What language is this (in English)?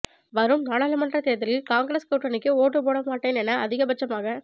Tamil